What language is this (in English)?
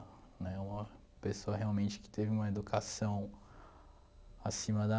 Portuguese